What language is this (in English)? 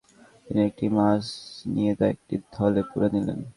Bangla